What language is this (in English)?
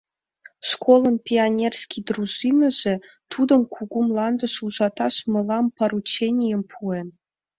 Mari